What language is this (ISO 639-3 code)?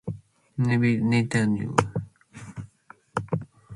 mcf